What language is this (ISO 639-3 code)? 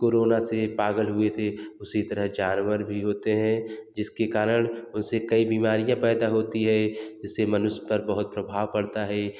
hin